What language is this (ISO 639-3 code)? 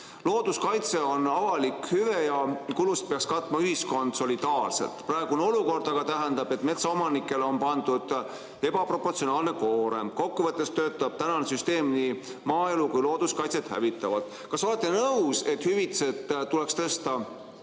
est